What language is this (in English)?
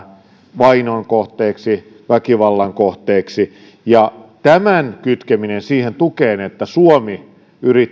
Finnish